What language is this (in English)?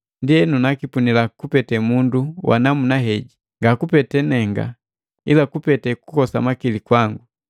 Matengo